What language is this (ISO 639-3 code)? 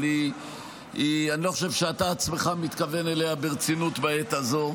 heb